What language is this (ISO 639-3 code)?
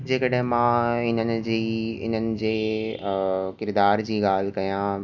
snd